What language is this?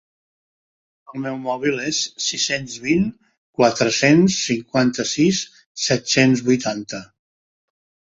Catalan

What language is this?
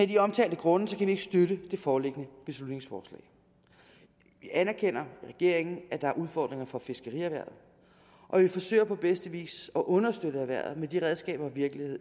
Danish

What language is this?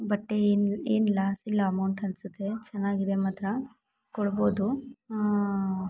Kannada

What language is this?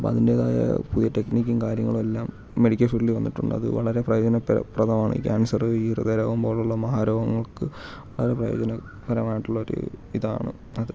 Malayalam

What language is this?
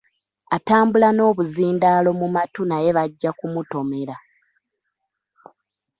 Ganda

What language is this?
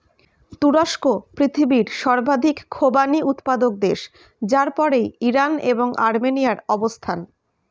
Bangla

